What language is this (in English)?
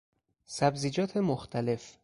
Persian